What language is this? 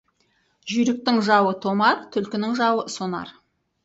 Kazakh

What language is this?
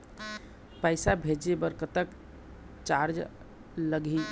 Chhattisgarhi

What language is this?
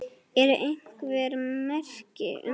Icelandic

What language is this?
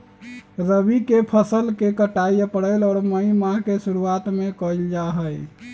Magahi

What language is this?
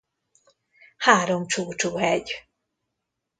Hungarian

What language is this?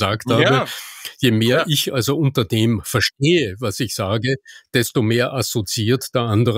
German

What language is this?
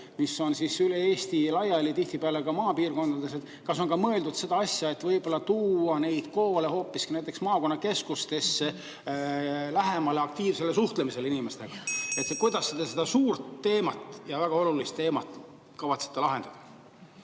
Estonian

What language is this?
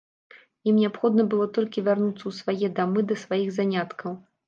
Belarusian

